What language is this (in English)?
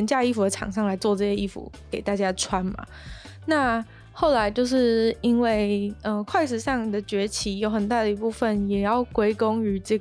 Chinese